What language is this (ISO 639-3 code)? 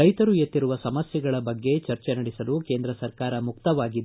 kan